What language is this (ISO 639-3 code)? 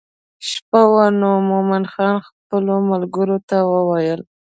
pus